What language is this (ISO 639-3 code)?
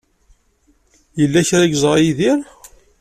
kab